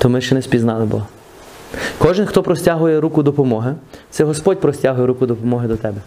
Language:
Ukrainian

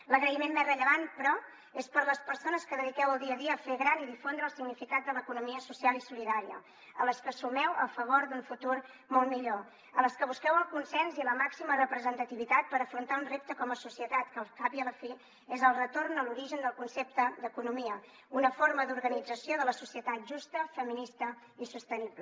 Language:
Catalan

